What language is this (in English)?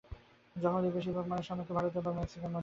Bangla